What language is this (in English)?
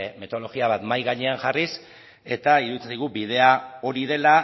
Basque